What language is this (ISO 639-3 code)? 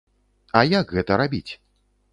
bel